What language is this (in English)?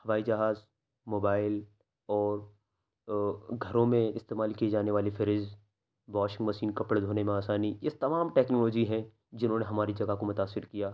Urdu